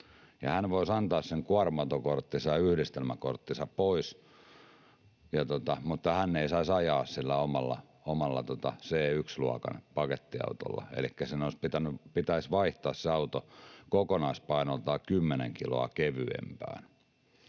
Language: Finnish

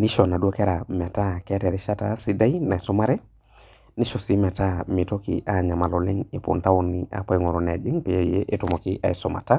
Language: Masai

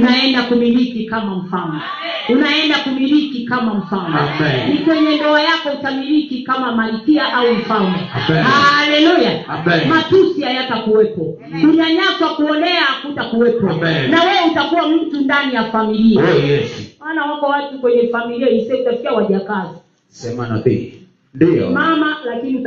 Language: Swahili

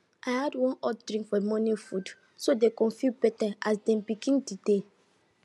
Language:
Nigerian Pidgin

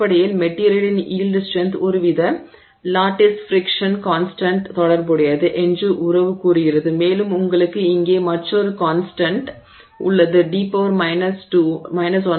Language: Tamil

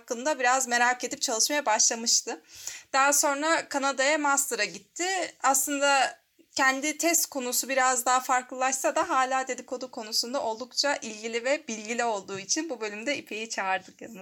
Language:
Turkish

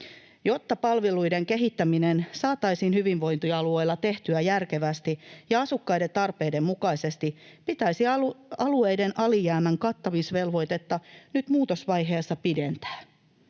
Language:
Finnish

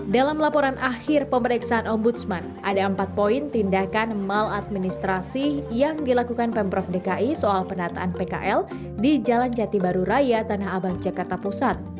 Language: Indonesian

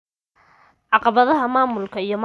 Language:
Somali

